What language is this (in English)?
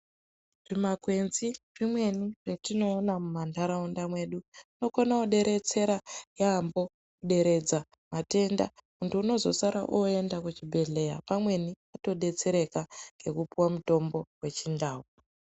Ndau